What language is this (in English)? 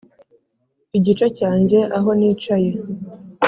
Kinyarwanda